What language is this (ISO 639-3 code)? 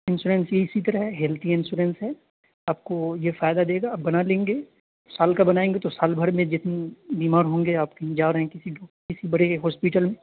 urd